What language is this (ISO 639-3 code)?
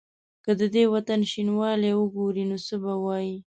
pus